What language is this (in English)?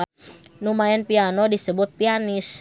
Sundanese